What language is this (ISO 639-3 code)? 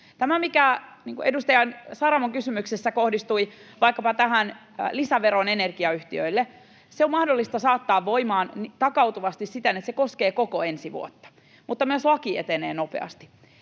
fin